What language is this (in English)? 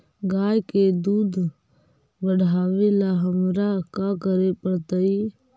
Magahi